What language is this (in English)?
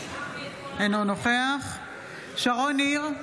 Hebrew